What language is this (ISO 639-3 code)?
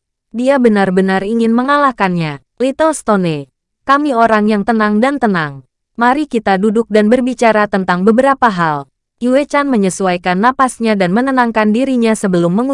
ind